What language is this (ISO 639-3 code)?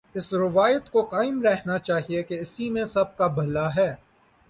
urd